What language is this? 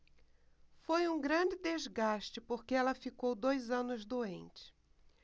Portuguese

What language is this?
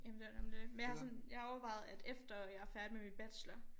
Danish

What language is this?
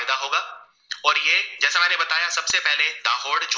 Gujarati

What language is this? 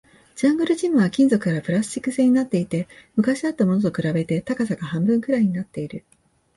Japanese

